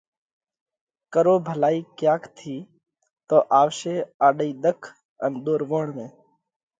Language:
Parkari Koli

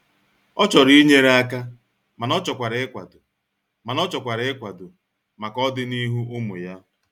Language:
Igbo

